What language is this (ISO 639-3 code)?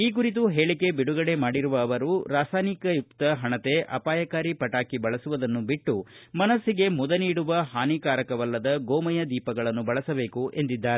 kan